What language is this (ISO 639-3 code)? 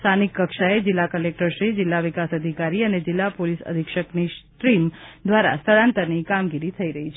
guj